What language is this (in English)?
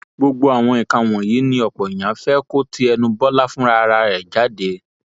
Yoruba